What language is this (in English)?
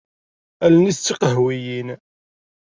Kabyle